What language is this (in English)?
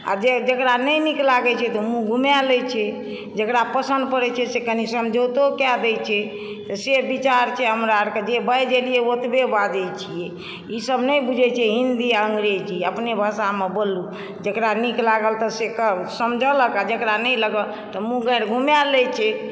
Maithili